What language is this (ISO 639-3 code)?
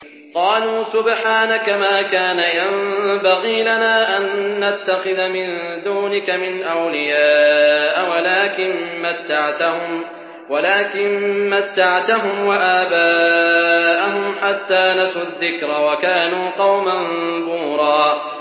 ara